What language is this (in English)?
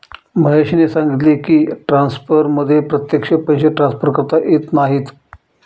Marathi